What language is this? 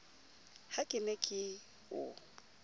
Southern Sotho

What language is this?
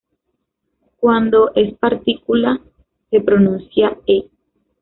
Spanish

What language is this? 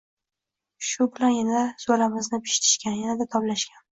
Uzbek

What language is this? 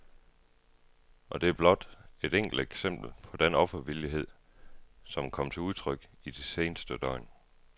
Danish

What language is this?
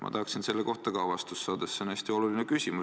Estonian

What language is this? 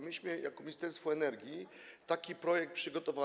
Polish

